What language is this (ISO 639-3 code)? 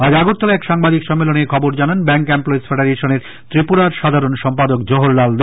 ben